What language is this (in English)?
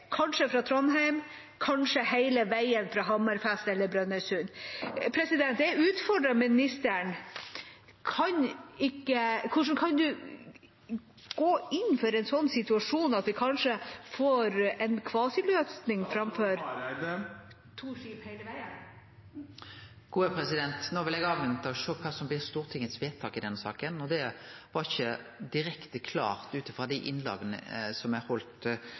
Norwegian